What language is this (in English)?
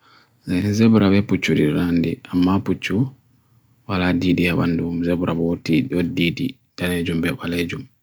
Bagirmi Fulfulde